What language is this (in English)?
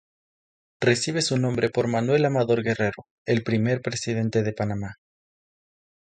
Spanish